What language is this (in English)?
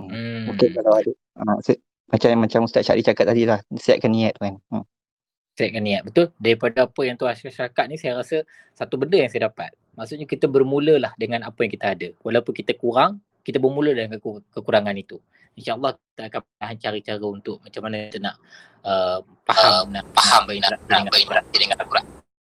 Malay